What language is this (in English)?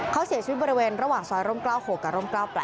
Thai